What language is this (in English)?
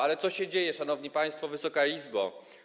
Polish